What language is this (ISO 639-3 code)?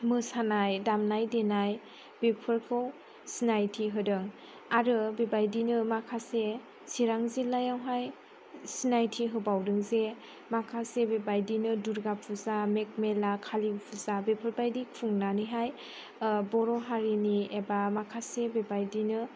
brx